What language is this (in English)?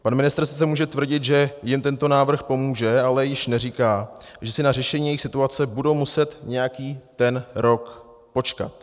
Czech